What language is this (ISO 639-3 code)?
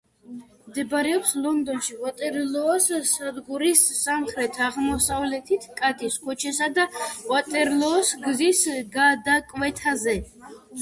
kat